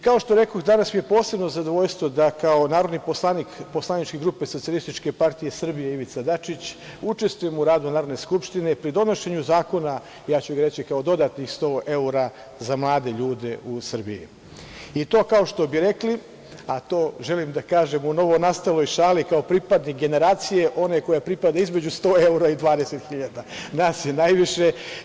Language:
Serbian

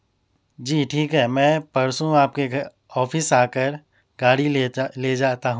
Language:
Urdu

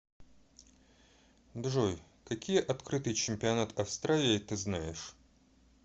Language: Russian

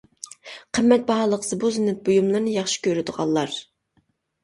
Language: Uyghur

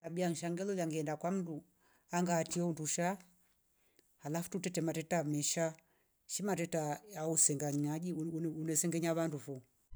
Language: Rombo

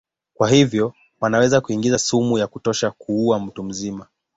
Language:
Swahili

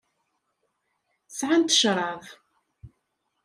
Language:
Kabyle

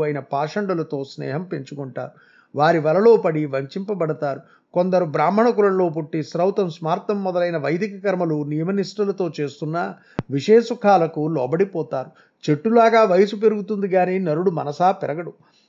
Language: Telugu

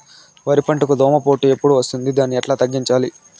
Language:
Telugu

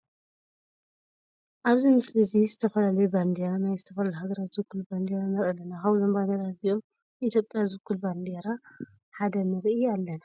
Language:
Tigrinya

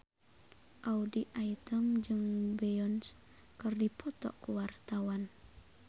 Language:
Sundanese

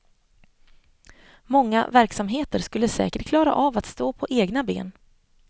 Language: Swedish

